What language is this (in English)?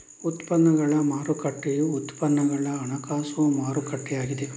Kannada